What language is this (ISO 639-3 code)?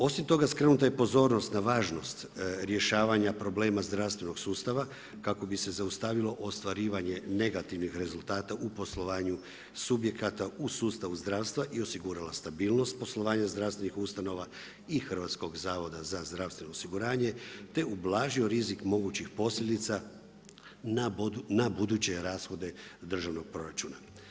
hrv